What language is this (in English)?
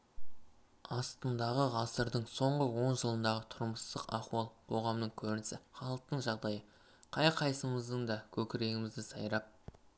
Kazakh